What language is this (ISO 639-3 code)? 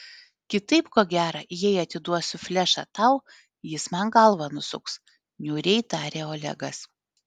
lit